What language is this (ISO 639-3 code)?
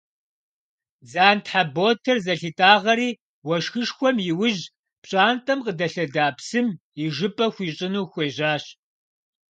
kbd